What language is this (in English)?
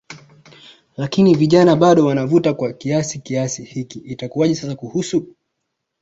Swahili